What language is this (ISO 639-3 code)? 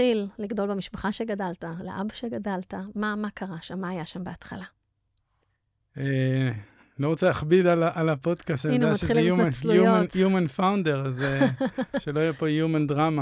heb